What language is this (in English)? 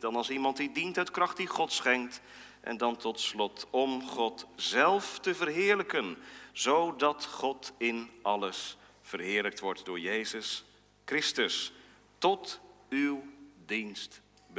Dutch